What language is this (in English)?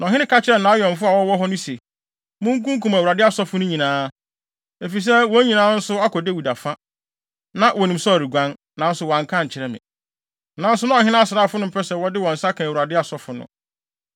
Akan